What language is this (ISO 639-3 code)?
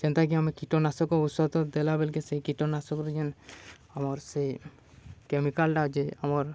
ori